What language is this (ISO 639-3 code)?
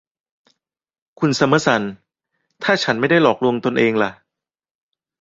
tha